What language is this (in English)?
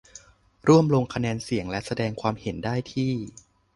Thai